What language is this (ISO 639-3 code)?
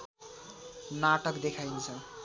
nep